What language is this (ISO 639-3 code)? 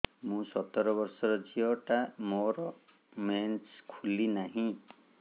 ori